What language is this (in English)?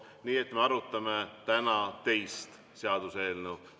Estonian